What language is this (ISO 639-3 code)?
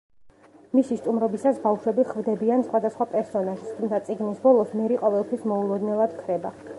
kat